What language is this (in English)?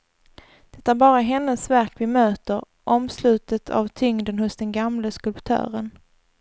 Swedish